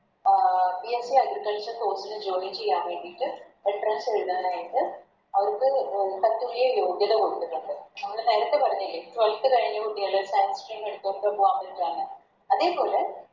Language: Malayalam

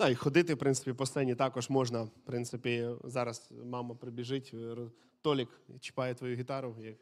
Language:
Ukrainian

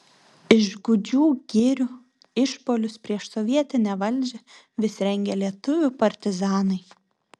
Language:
Lithuanian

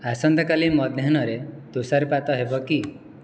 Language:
Odia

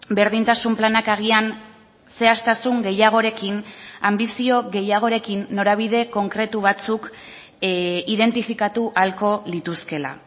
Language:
Basque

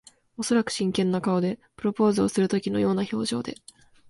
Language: Japanese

